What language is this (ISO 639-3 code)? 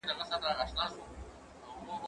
pus